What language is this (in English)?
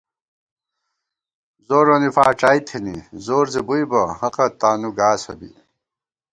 Gawar-Bati